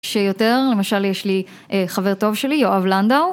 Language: Hebrew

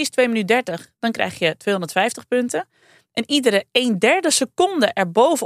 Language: Dutch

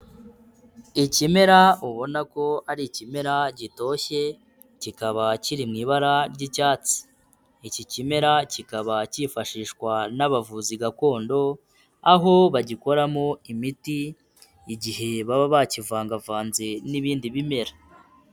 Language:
Kinyarwanda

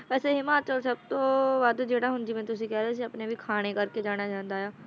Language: Punjabi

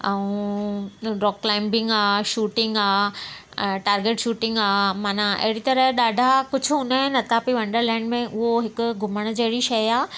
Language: Sindhi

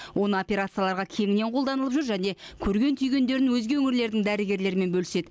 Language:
Kazakh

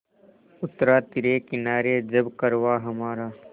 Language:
Hindi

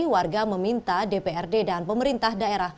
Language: Indonesian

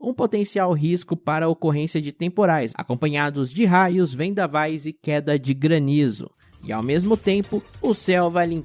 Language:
Portuguese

